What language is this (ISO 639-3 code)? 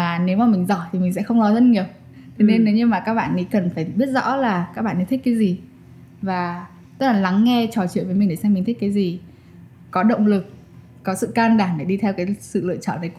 vie